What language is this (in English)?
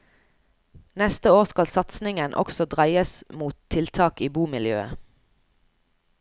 Norwegian